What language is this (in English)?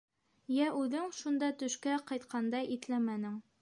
Bashkir